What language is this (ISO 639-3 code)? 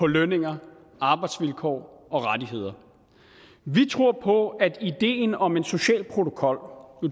dan